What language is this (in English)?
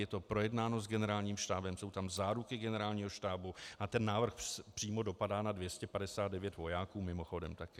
Czech